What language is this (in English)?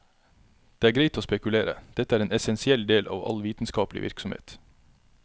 Norwegian